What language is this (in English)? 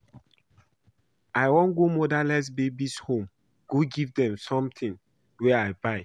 Nigerian Pidgin